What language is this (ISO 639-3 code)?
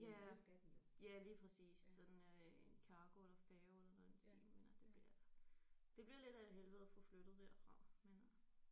dan